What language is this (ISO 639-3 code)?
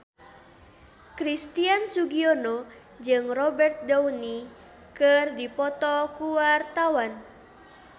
sun